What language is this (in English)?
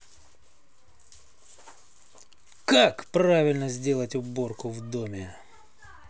Russian